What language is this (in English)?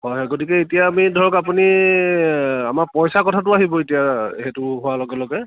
Assamese